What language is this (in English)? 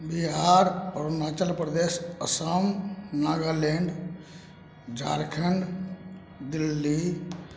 Maithili